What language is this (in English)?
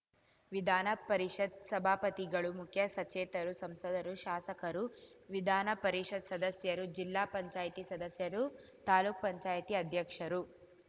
Kannada